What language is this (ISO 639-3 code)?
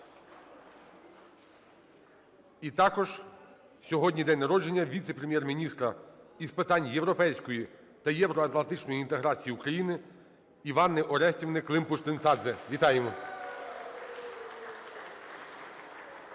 ukr